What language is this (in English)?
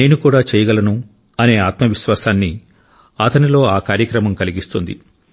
Telugu